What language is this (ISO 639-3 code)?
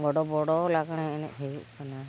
sat